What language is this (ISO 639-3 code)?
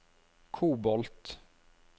nor